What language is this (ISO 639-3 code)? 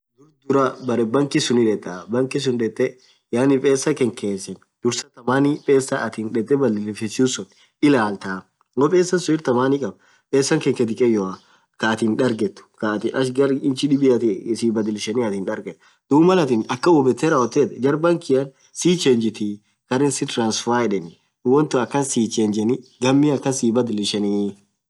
orc